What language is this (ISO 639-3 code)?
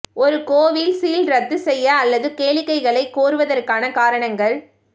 tam